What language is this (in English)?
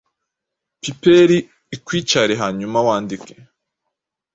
Kinyarwanda